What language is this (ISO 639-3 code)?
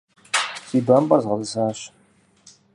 kbd